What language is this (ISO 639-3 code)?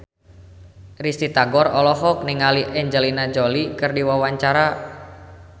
sun